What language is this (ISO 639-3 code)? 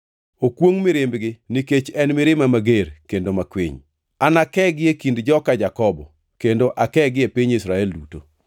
luo